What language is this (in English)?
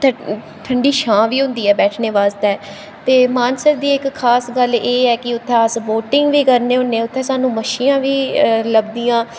Dogri